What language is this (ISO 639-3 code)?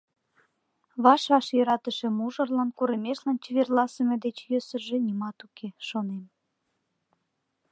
chm